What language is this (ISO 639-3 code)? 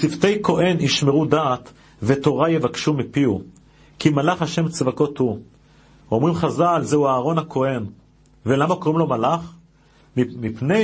heb